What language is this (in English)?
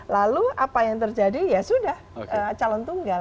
Indonesian